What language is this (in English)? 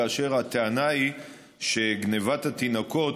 Hebrew